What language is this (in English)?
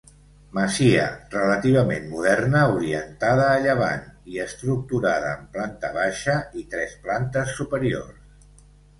Catalan